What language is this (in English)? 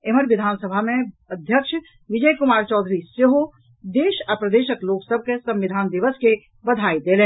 Maithili